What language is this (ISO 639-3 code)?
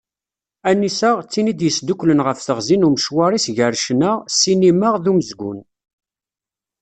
kab